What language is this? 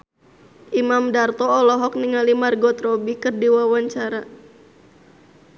Sundanese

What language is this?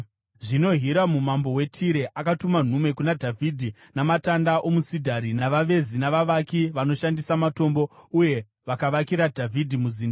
Shona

